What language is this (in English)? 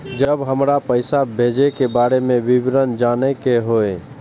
Maithili